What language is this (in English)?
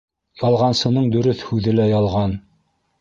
Bashkir